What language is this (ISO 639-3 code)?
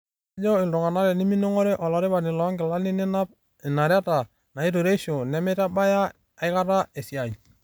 mas